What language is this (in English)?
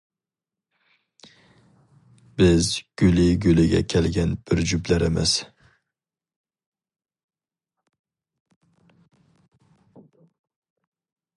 Uyghur